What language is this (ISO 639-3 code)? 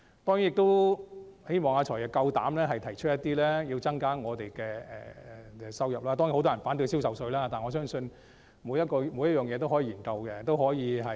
yue